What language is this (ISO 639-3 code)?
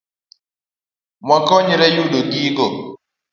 luo